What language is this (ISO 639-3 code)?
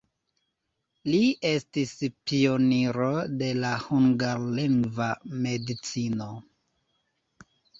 epo